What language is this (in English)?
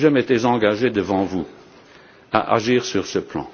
French